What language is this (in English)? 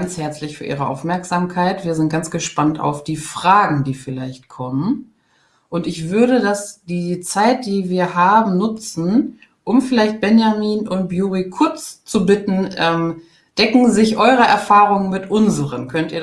German